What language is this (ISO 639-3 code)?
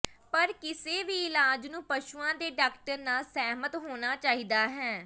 pan